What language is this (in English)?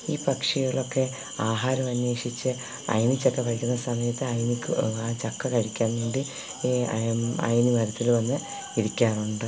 Malayalam